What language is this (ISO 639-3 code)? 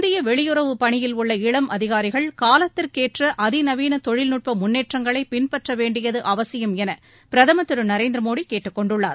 tam